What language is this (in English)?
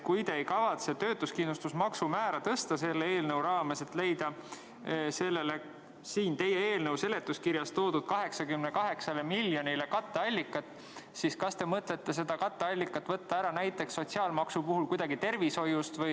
Estonian